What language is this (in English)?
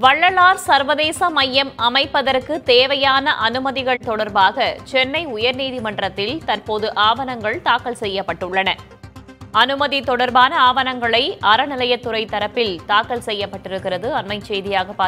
Korean